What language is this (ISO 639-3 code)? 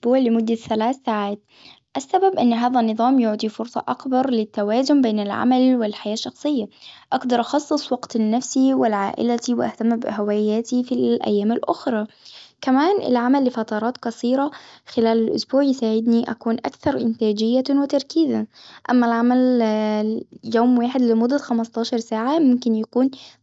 acw